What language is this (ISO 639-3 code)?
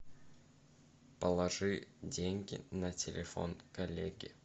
rus